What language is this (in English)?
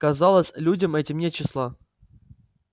Russian